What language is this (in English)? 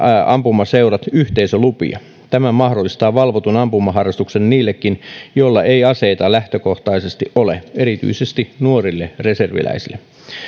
Finnish